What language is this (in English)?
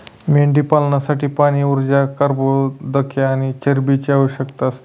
Marathi